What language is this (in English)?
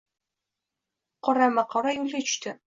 Uzbek